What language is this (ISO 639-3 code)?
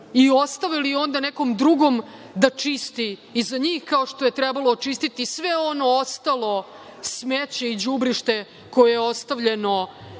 srp